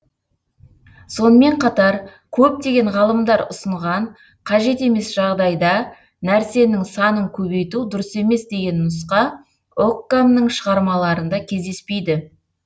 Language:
Kazakh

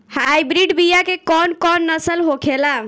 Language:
Bhojpuri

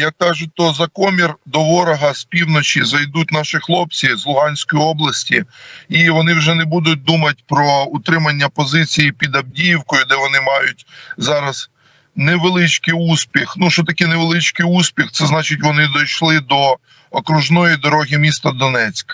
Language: Ukrainian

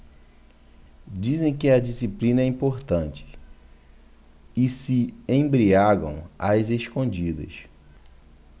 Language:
Portuguese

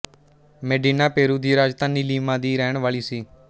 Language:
Punjabi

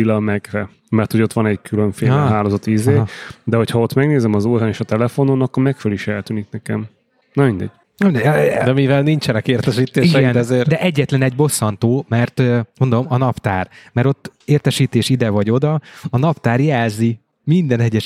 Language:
Hungarian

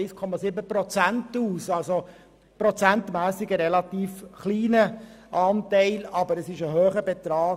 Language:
Swiss German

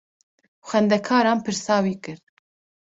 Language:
Kurdish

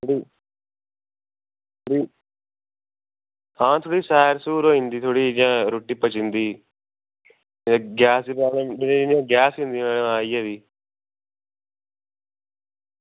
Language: Dogri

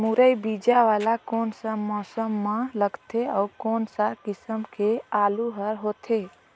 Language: Chhattisgarhi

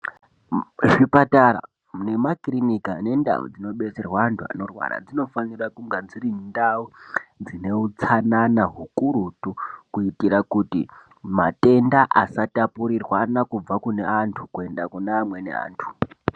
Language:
Ndau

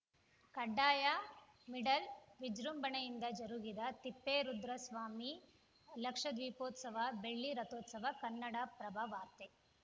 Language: Kannada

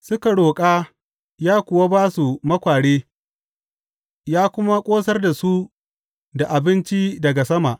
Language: Hausa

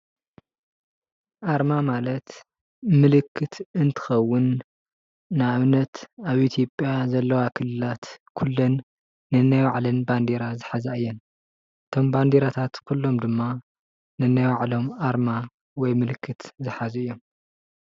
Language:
Tigrinya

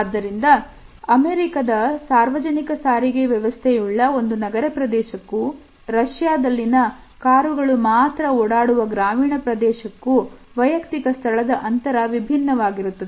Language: Kannada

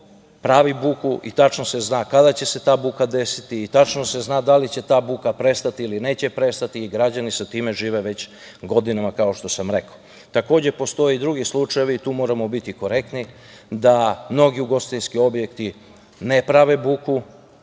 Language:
Serbian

